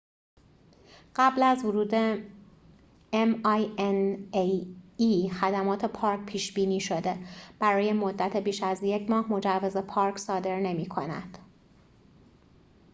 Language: Persian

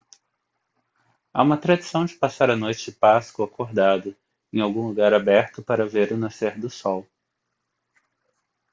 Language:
Portuguese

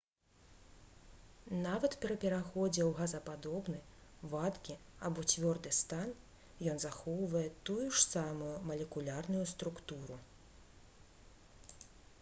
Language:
Belarusian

